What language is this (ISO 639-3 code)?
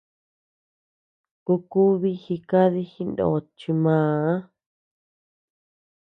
cux